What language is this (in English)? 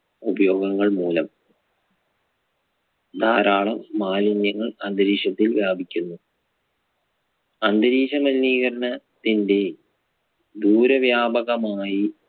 Malayalam